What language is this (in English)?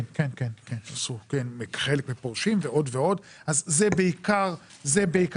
Hebrew